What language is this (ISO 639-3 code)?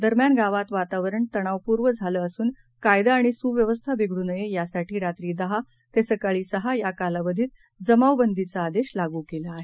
mar